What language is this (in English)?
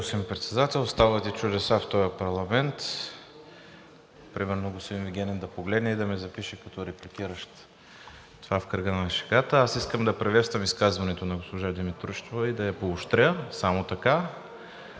Bulgarian